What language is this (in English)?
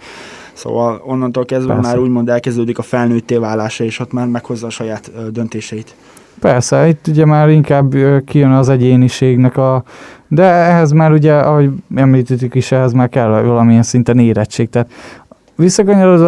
Hungarian